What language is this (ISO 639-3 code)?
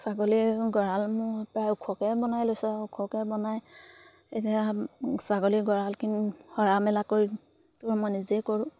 asm